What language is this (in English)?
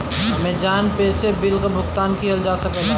Bhojpuri